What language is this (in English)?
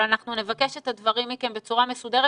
Hebrew